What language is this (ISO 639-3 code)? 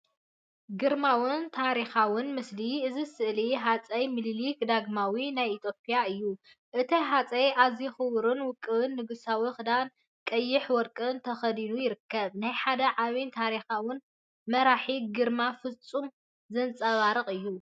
tir